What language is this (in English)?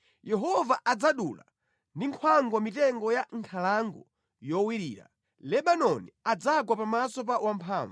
Nyanja